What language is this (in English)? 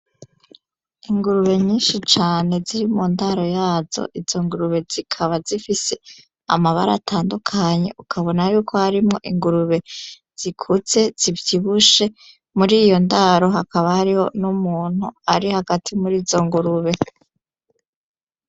Rundi